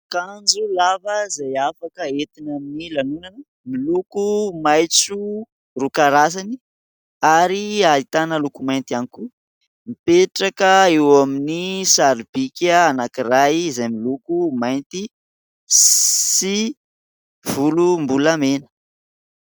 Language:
Malagasy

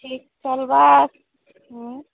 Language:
Odia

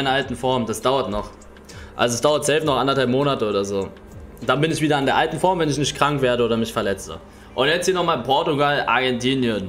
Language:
German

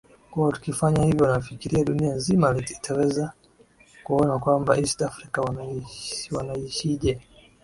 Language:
Swahili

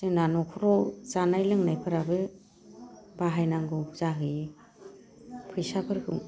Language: Bodo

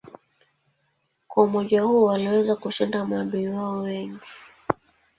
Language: Swahili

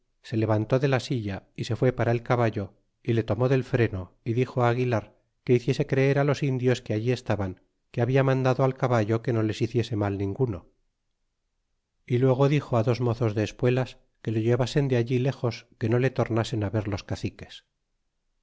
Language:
Spanish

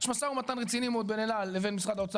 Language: Hebrew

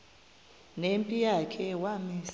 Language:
Xhosa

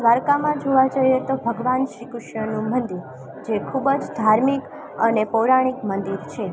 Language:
Gujarati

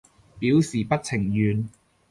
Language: Cantonese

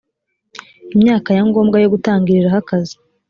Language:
Kinyarwanda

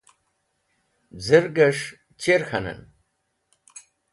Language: Wakhi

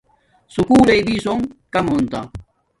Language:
Domaaki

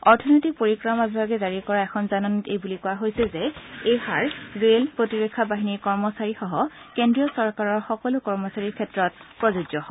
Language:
Assamese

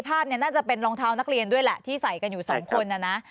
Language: Thai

